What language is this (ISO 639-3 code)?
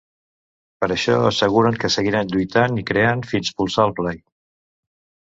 cat